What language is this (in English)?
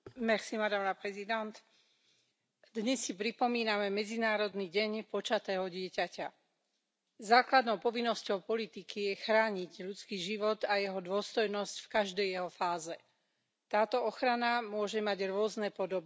Slovak